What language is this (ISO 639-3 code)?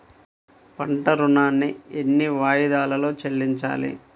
tel